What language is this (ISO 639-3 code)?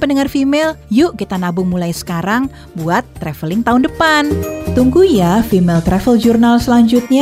ind